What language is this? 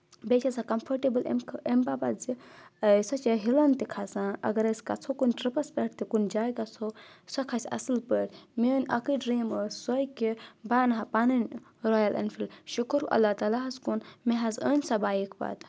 Kashmiri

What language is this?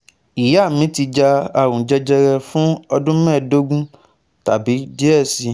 Yoruba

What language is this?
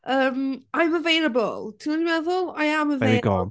Welsh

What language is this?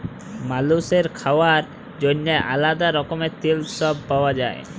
Bangla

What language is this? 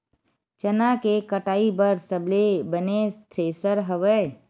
Chhattisgarhi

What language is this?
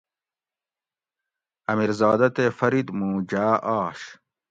Gawri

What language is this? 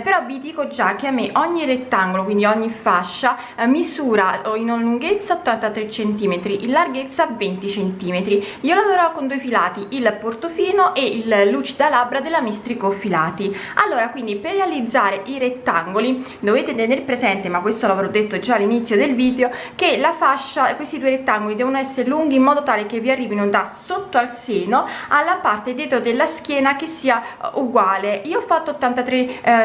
Italian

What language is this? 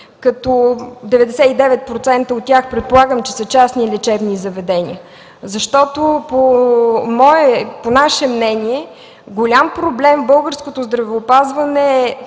Bulgarian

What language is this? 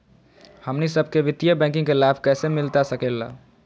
Magahi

